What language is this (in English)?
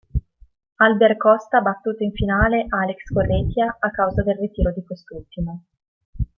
Italian